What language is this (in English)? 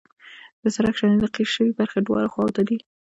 Pashto